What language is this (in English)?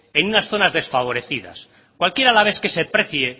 Spanish